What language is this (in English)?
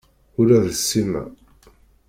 Kabyle